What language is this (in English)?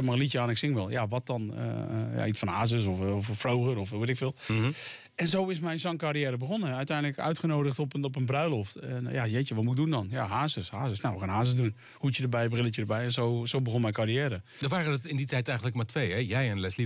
Dutch